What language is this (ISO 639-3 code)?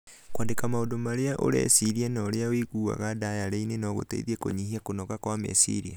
kik